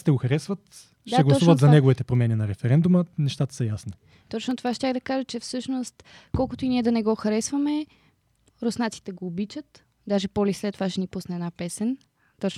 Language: Bulgarian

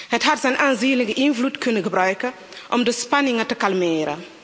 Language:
Dutch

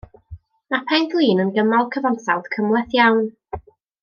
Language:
Welsh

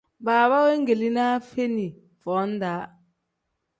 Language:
Tem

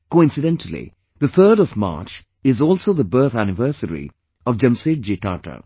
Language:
English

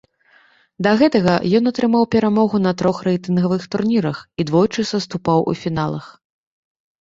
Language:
Belarusian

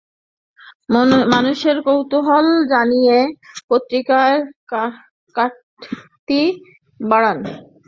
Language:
Bangla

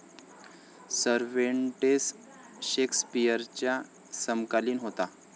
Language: Marathi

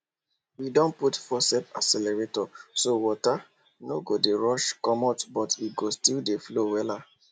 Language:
Nigerian Pidgin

